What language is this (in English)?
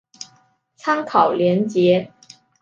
Chinese